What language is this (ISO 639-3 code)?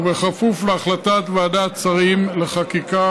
heb